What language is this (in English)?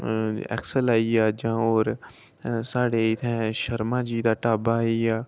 Dogri